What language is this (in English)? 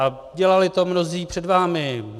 Czech